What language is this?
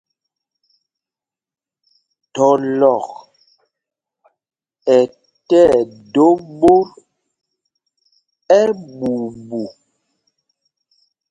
Mpumpong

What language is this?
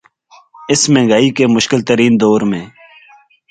Urdu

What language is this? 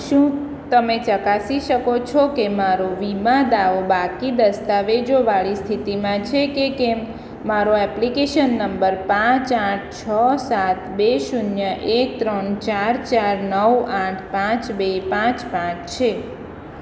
Gujarati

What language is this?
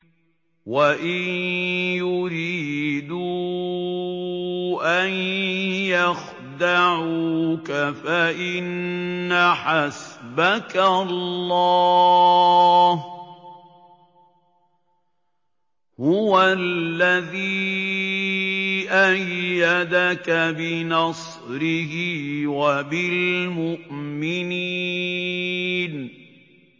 Arabic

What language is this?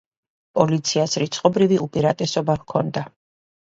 Georgian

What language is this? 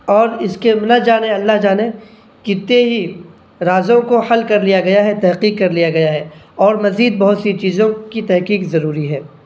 Urdu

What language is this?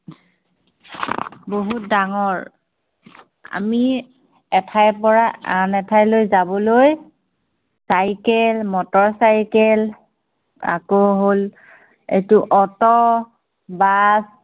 Assamese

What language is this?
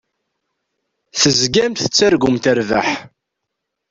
Kabyle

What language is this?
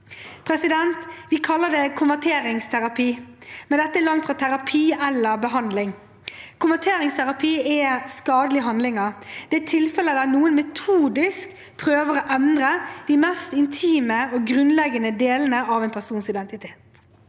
Norwegian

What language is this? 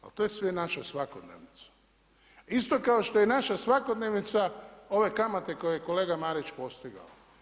Croatian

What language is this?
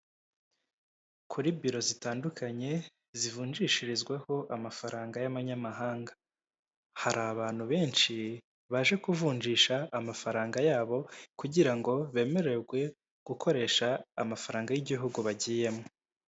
Kinyarwanda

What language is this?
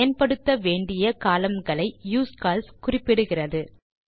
Tamil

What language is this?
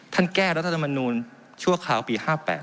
Thai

